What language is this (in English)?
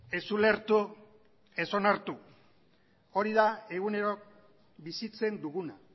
Basque